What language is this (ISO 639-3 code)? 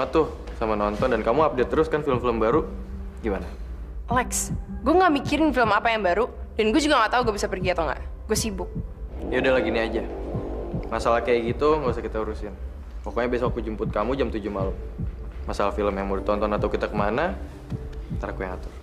ind